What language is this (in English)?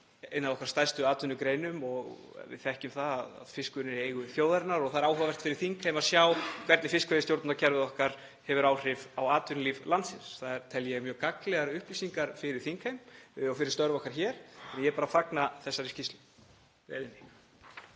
Icelandic